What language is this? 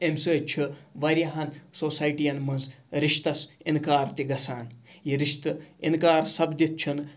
Kashmiri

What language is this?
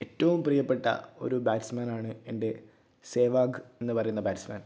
Malayalam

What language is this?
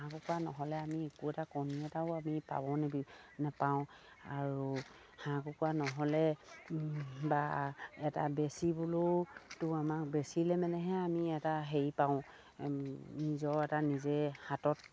Assamese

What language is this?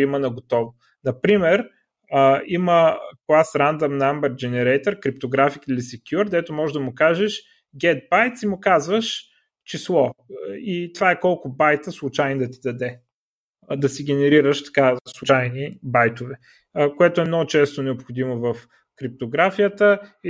Bulgarian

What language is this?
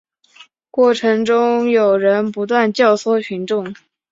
Chinese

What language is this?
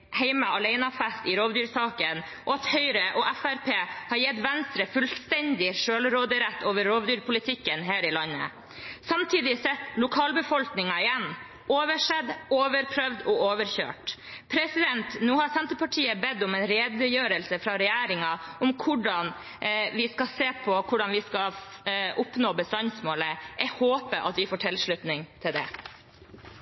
Norwegian Bokmål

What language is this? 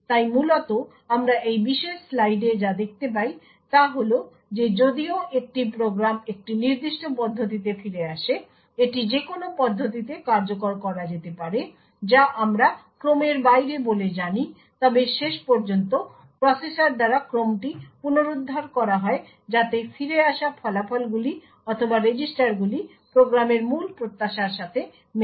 Bangla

